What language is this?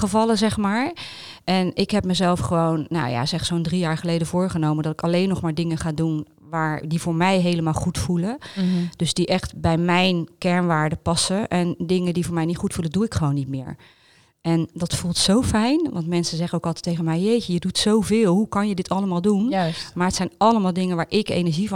Dutch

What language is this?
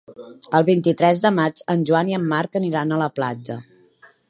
Catalan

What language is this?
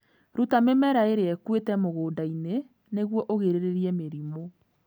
Kikuyu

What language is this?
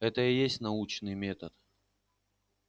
Russian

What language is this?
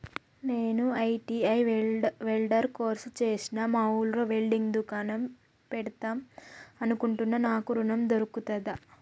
Telugu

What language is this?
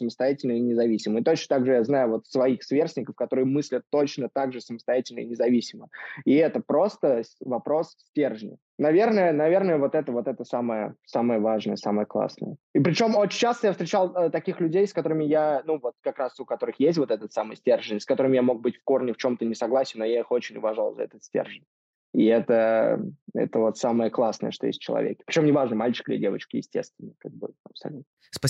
Russian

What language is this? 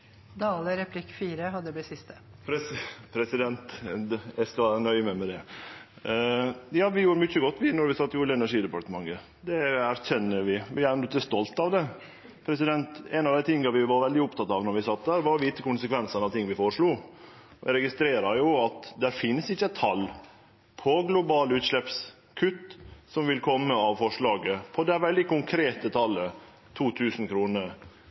Norwegian Nynorsk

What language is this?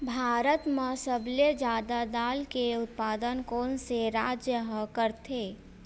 Chhattisgarhi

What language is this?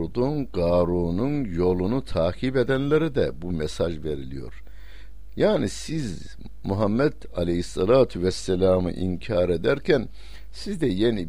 Turkish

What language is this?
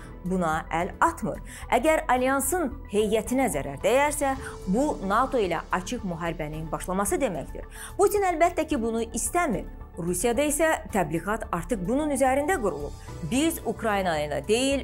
Turkish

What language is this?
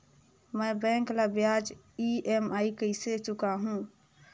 Chhattisgarhi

